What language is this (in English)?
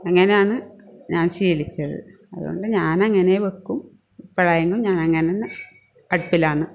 Malayalam